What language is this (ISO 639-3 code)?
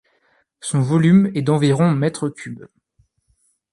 fra